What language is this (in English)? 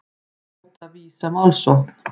Icelandic